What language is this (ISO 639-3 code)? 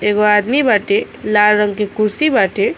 bho